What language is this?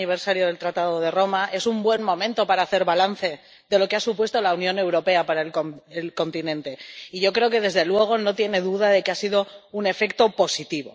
Spanish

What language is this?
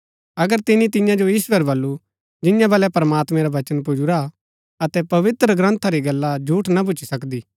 Gaddi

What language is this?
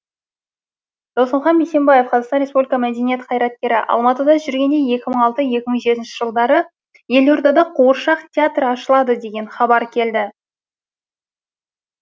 Kazakh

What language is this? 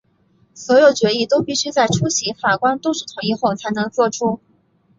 Chinese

